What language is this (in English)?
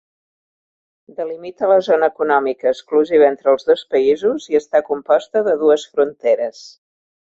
Catalan